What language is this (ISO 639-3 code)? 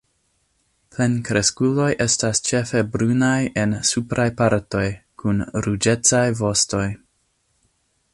epo